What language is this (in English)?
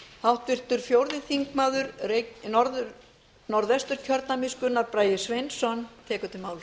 Icelandic